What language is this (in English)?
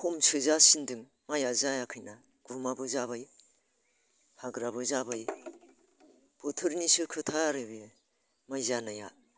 Bodo